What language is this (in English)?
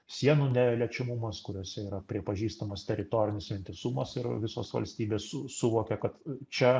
Lithuanian